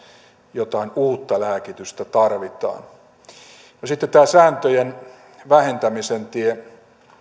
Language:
Finnish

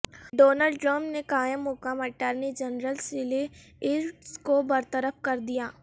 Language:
Urdu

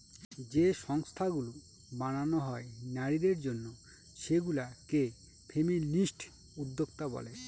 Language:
Bangla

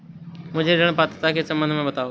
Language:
Hindi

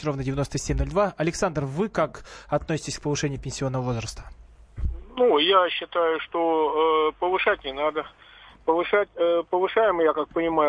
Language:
Russian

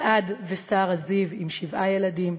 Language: Hebrew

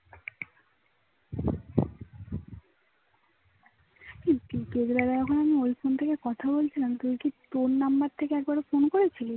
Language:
Bangla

